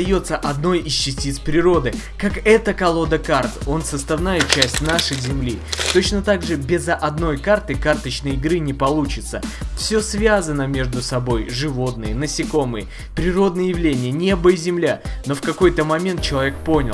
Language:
Russian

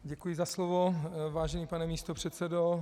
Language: Czech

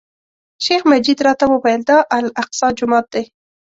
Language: Pashto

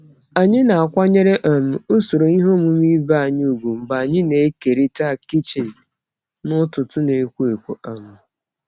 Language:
Igbo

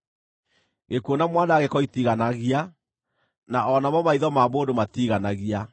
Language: Kikuyu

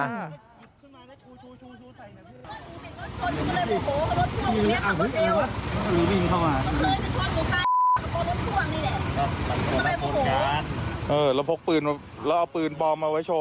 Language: Thai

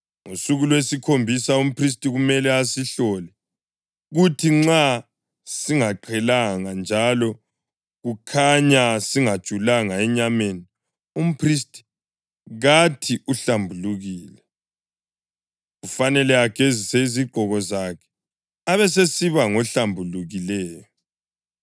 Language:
North Ndebele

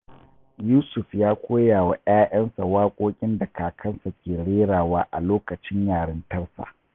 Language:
Hausa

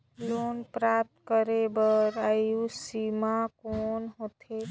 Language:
Chhattisgarhi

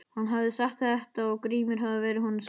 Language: Icelandic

